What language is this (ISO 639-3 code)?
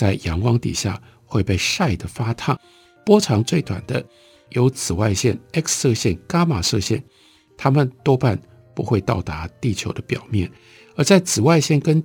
zho